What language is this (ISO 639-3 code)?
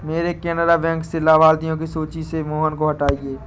hin